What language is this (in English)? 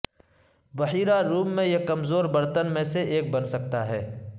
Urdu